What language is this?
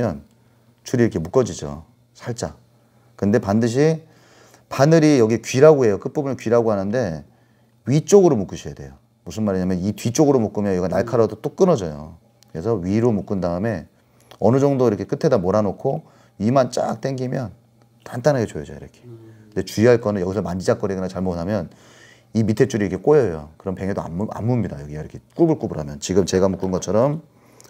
Korean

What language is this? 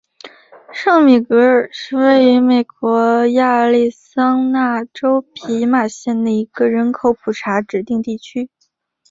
Chinese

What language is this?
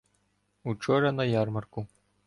Ukrainian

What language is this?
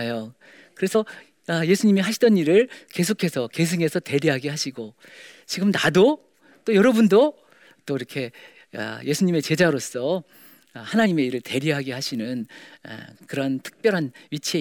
Korean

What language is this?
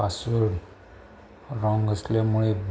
Marathi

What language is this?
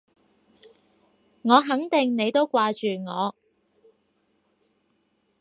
Cantonese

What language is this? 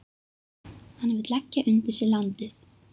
Icelandic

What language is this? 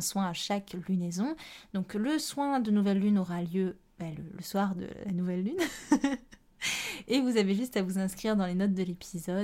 French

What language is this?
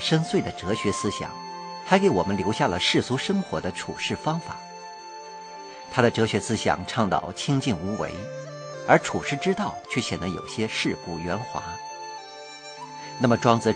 Chinese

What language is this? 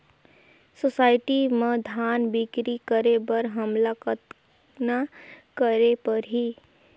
Chhattisgarhi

